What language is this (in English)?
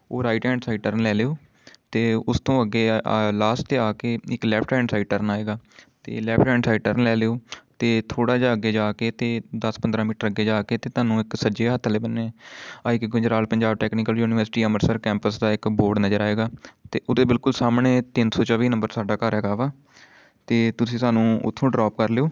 Punjabi